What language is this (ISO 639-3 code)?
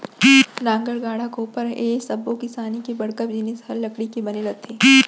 hne